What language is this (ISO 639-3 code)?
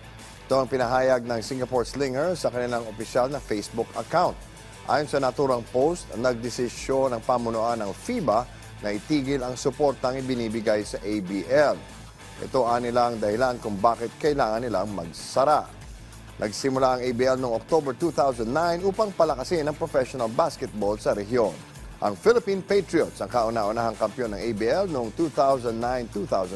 fil